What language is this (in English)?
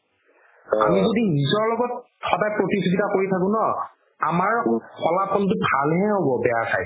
Assamese